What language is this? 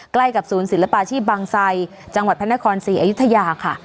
Thai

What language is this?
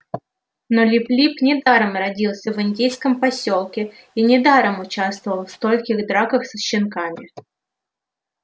Russian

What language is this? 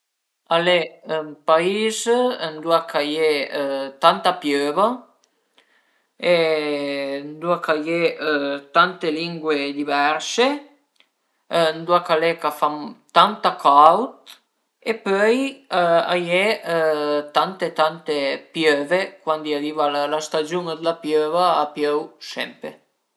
Piedmontese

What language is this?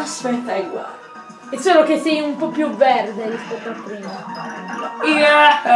Italian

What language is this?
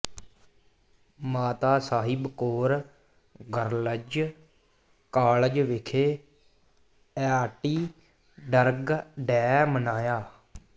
Punjabi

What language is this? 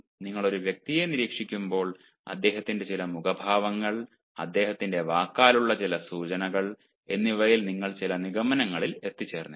Malayalam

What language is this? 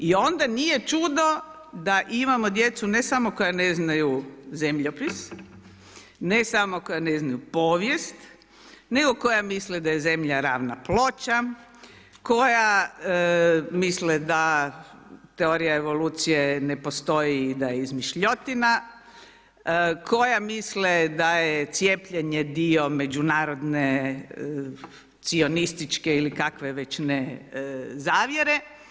Croatian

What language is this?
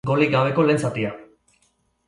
Basque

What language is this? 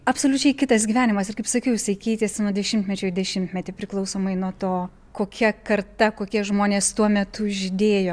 Lithuanian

